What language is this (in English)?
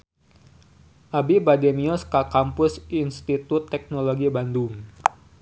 Sundanese